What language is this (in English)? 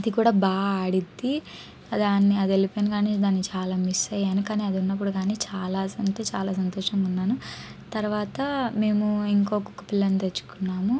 Telugu